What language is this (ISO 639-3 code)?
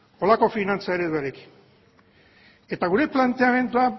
eus